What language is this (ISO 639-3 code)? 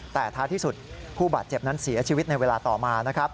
tha